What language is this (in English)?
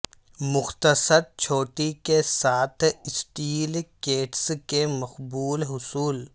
Urdu